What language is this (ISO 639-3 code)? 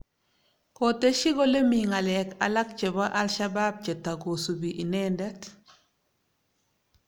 kln